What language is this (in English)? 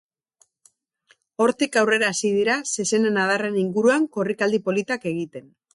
Basque